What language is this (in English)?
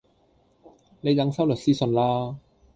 Cantonese